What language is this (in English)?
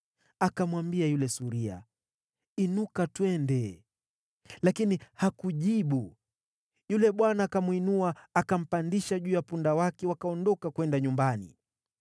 Swahili